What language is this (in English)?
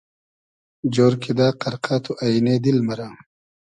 Hazaragi